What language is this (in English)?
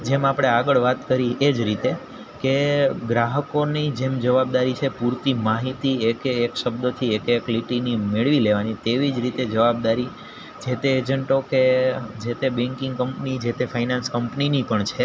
Gujarati